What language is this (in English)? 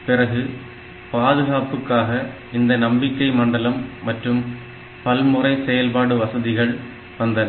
Tamil